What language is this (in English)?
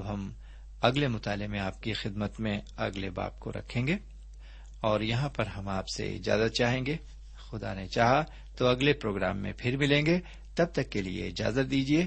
Urdu